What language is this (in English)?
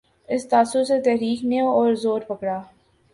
Urdu